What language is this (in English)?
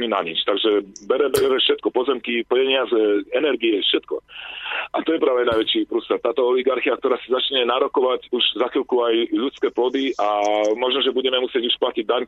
Slovak